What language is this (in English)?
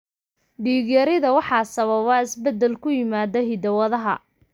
Somali